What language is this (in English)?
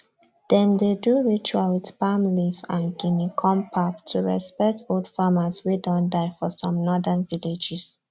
Nigerian Pidgin